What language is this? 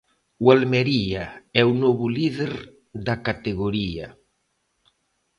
Galician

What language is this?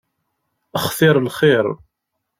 Kabyle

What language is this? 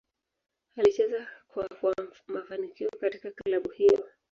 Swahili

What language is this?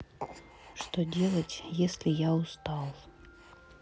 Russian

